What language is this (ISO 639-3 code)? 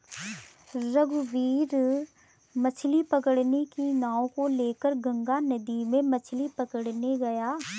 hin